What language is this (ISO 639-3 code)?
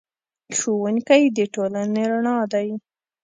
pus